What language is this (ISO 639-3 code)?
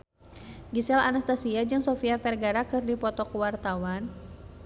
sun